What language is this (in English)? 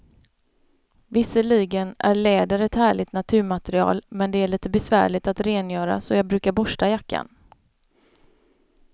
Swedish